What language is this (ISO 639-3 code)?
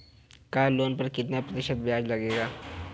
hin